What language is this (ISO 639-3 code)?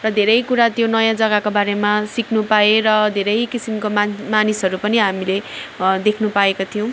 nep